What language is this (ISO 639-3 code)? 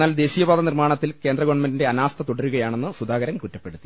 mal